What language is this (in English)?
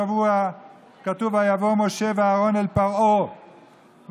Hebrew